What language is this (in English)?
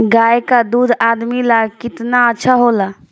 Bhojpuri